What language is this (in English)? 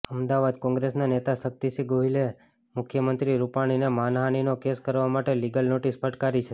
Gujarati